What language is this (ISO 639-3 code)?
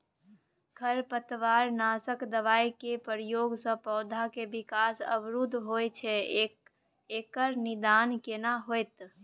mai